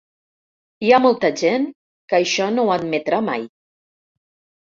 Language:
Catalan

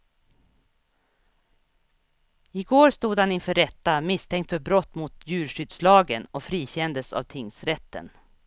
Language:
Swedish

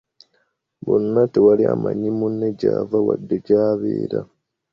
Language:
Ganda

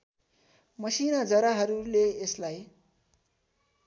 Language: Nepali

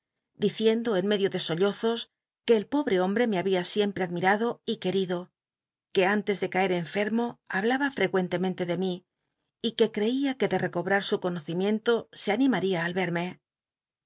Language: Spanish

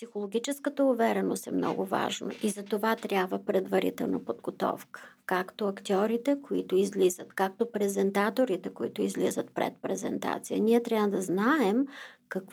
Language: Bulgarian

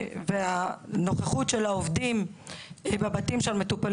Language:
Hebrew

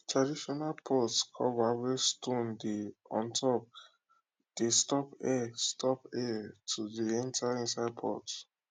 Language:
Nigerian Pidgin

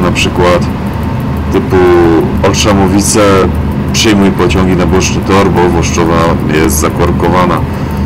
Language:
Polish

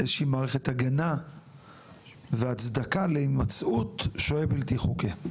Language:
Hebrew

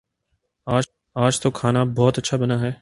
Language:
Urdu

